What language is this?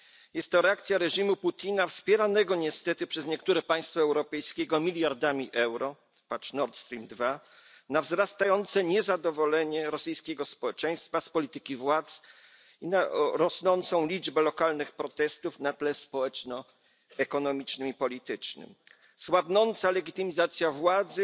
Polish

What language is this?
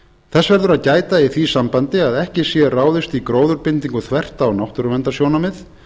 Icelandic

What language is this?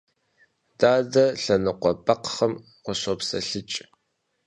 Kabardian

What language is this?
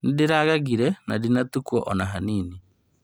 Kikuyu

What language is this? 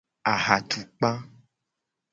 Gen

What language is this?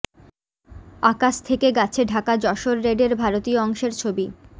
Bangla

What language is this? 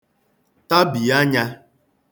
Igbo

